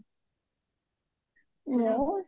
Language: Odia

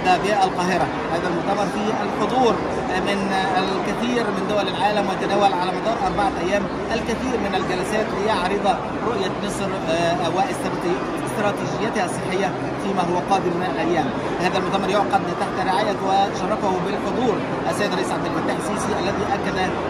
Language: Arabic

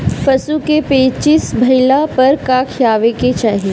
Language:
Bhojpuri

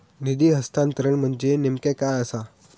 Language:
Marathi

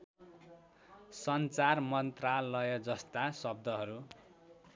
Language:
Nepali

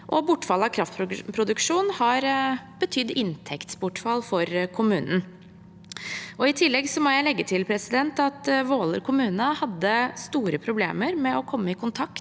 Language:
Norwegian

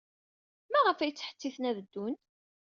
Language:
Kabyle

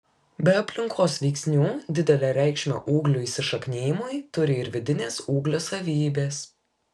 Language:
Lithuanian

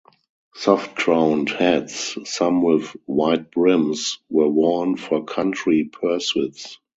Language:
English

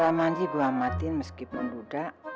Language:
Indonesian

